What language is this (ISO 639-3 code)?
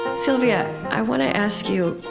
eng